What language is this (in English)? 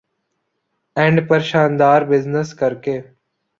Urdu